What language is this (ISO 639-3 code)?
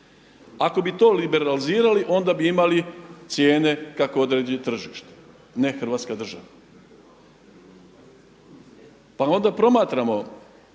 hrv